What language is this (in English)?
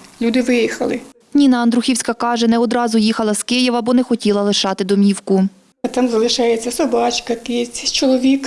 Ukrainian